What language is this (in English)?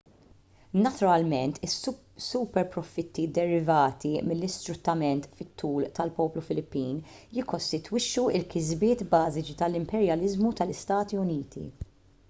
Maltese